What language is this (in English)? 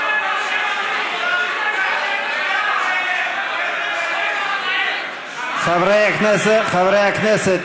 Hebrew